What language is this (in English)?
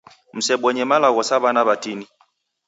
Taita